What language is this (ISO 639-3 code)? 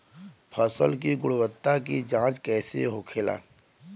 bho